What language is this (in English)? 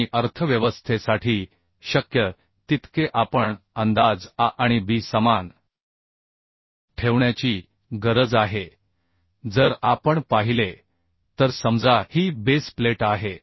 Marathi